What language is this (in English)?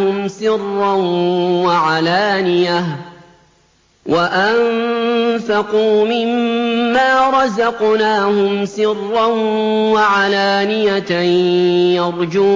Arabic